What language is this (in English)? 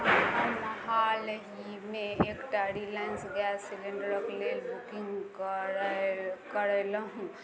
Maithili